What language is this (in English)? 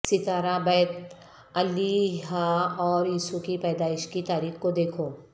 Urdu